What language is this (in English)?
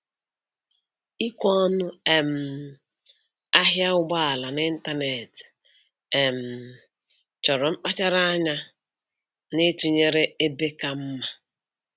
Igbo